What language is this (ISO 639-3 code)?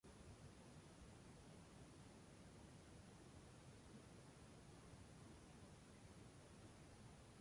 spa